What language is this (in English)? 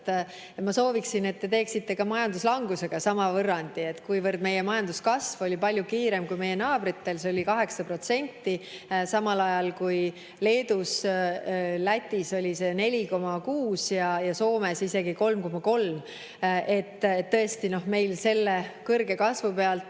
Estonian